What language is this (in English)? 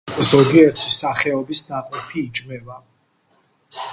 Georgian